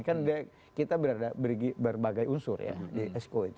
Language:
Indonesian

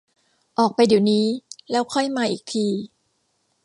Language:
Thai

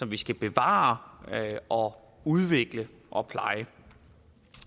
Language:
Danish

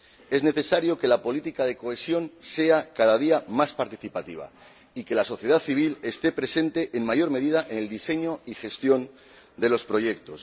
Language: Spanish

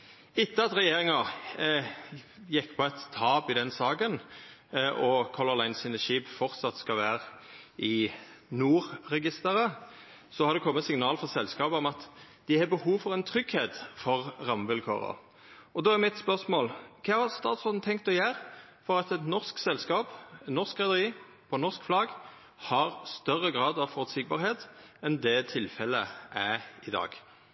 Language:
Norwegian Nynorsk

